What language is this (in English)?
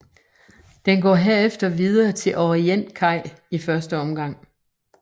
Danish